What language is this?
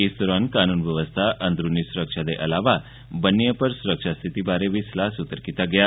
Dogri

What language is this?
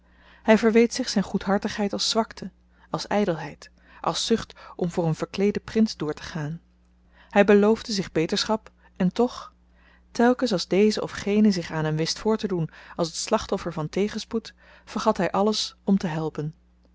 Dutch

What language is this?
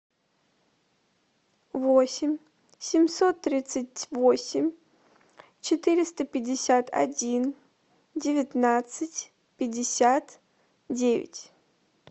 Russian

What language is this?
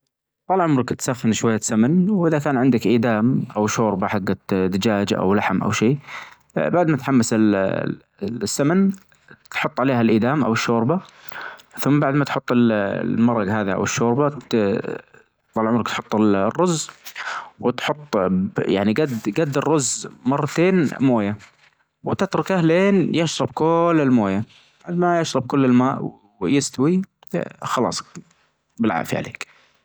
Najdi Arabic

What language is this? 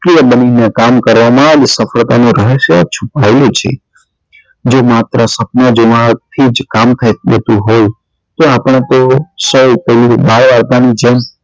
Gujarati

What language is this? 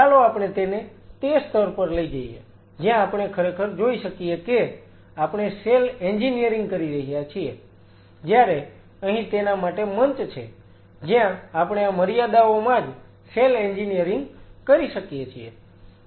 Gujarati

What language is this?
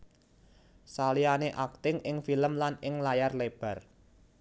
Javanese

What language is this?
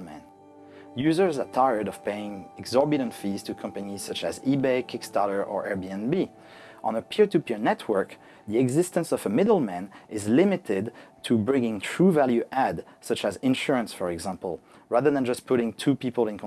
English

